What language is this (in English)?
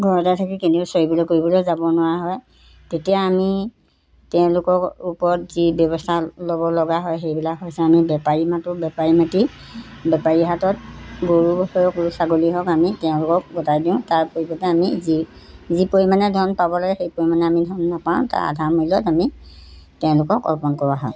Assamese